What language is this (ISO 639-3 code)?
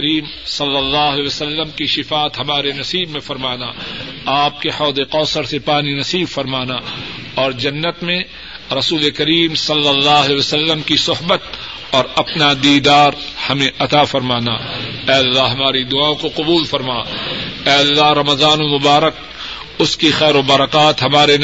urd